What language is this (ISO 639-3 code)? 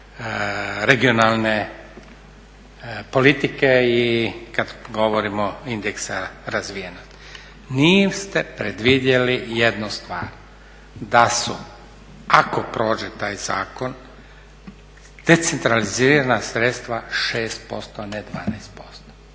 hrv